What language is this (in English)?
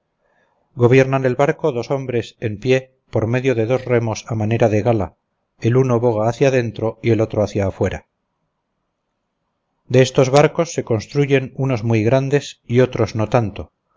Spanish